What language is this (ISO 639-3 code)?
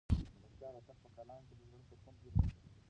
pus